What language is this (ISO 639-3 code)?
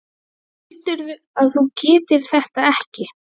isl